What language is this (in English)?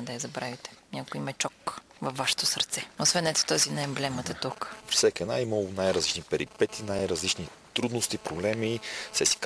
Bulgarian